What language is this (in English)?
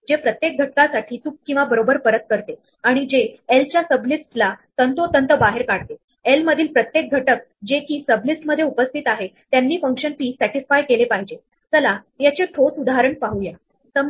Marathi